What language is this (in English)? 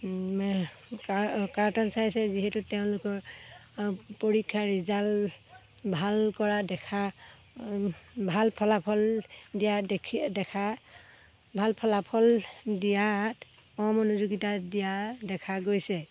Assamese